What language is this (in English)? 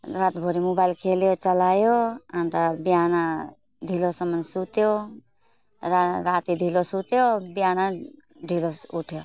Nepali